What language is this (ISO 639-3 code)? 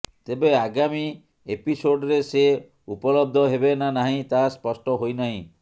ori